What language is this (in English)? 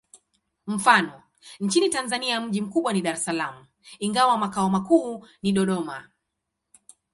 Swahili